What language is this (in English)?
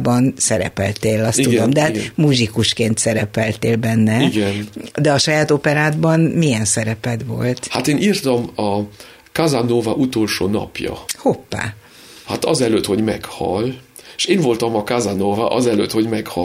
Hungarian